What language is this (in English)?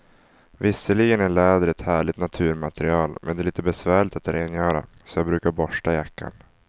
Swedish